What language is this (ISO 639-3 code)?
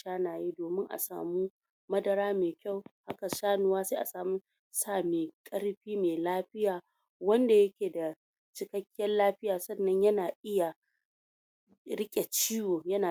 hau